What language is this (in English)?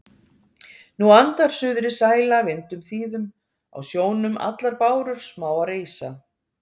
Icelandic